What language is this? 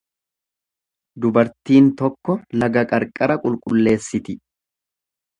Oromo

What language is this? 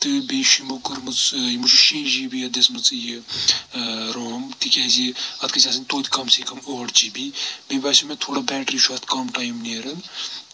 Kashmiri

